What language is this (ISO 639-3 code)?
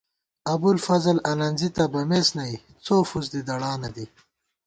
gwt